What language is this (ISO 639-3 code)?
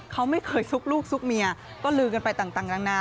tha